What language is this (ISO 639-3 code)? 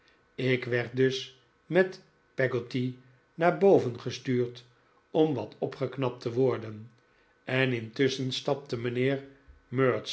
nld